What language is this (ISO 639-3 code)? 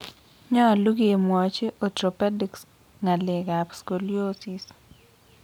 kln